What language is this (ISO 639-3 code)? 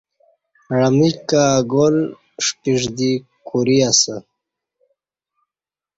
bsh